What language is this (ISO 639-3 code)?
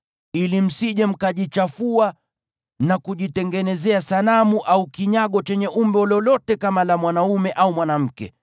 swa